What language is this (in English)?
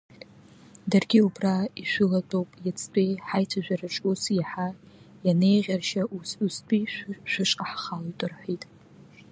Abkhazian